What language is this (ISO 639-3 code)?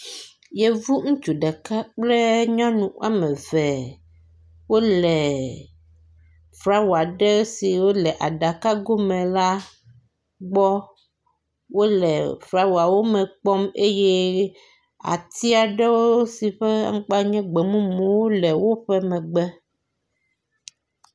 ewe